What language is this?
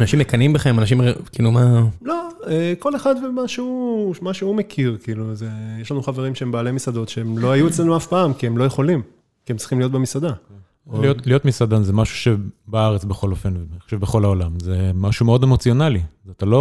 Hebrew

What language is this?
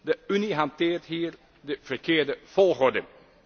Dutch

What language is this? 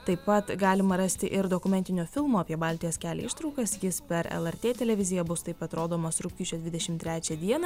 Lithuanian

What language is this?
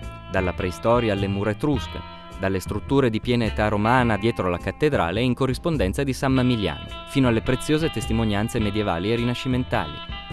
Italian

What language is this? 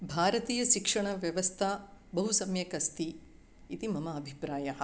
Sanskrit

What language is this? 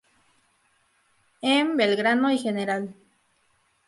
Spanish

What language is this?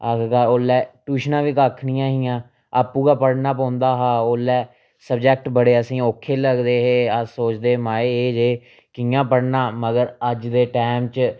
Dogri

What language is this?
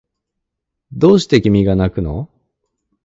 Japanese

